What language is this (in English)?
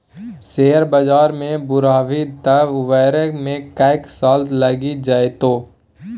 Maithili